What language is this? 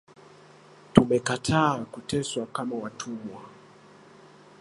Swahili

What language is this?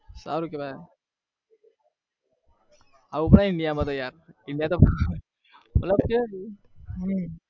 Gujarati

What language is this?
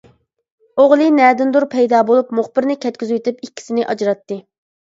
Uyghur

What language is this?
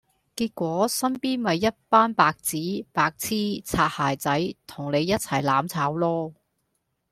Cantonese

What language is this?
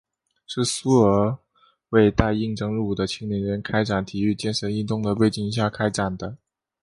Chinese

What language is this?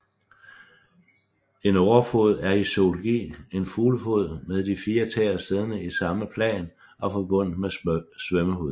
Danish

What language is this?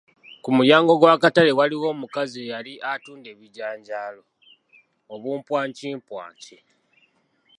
Ganda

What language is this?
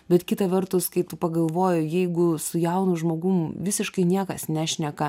Lithuanian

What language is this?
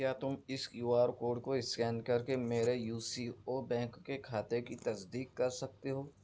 Urdu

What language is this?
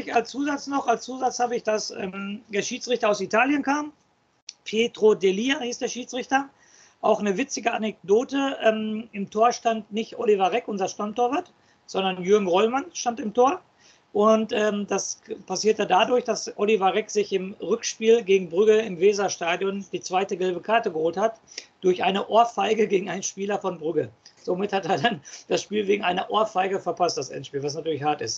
German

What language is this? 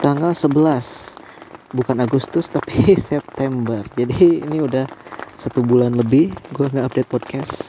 Indonesian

